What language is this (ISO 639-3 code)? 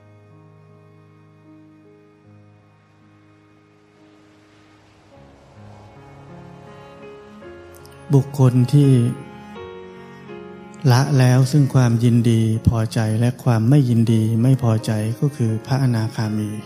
tha